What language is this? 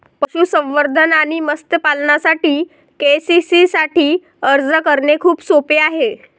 Marathi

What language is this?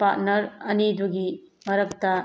Manipuri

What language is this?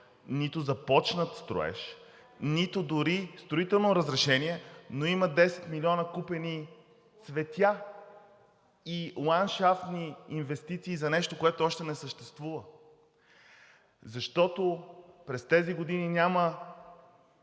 Bulgarian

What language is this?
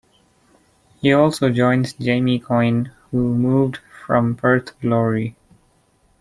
English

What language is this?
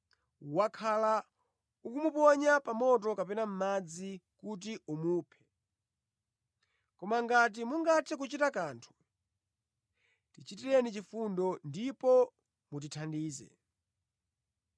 Nyanja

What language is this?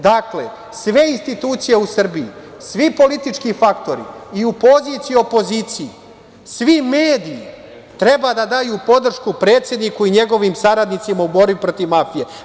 Serbian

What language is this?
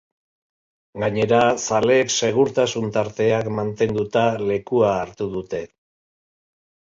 Basque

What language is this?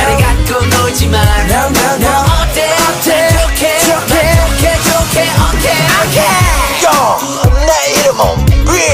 Korean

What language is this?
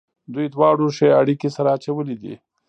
Pashto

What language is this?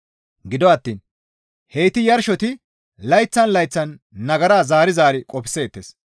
Gamo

